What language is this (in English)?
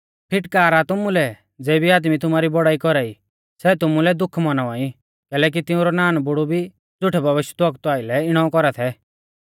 Mahasu Pahari